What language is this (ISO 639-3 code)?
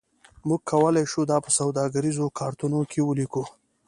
pus